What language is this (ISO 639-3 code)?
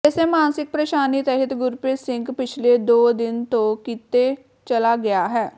pan